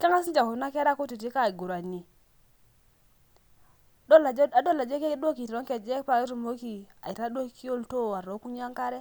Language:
Masai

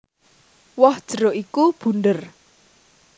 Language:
Javanese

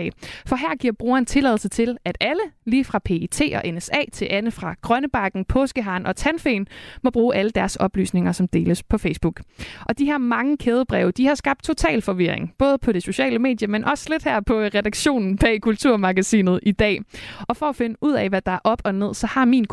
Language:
Danish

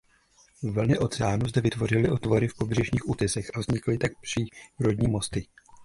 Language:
Czech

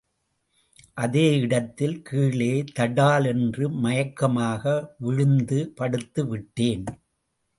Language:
Tamil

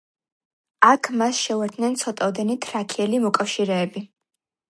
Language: Georgian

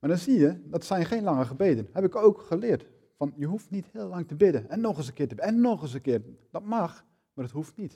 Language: Dutch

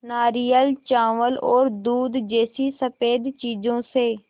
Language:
Hindi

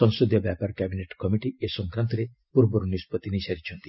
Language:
Odia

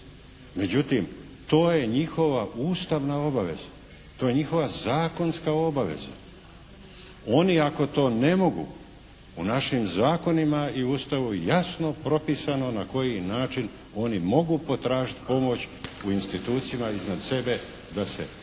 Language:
Croatian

